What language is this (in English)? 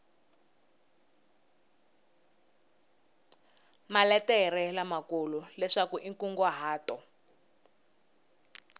Tsonga